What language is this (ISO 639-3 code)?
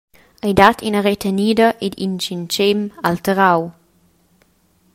roh